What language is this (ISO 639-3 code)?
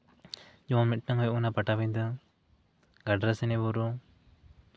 sat